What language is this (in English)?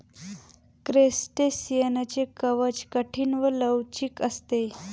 Marathi